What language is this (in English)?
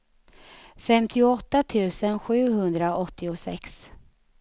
Swedish